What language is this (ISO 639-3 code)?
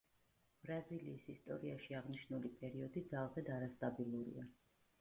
kat